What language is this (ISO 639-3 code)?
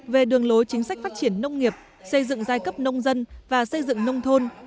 vie